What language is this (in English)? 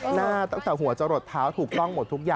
Thai